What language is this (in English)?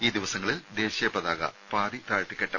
Malayalam